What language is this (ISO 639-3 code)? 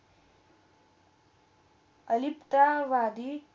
mar